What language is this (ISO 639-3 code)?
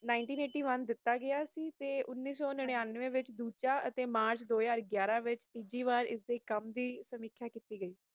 pan